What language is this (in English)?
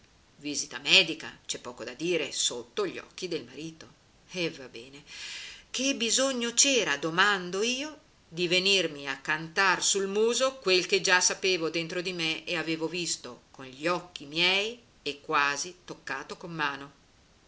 Italian